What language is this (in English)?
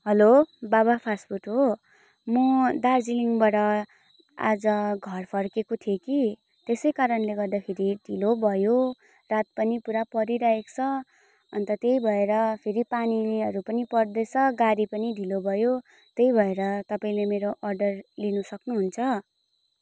Nepali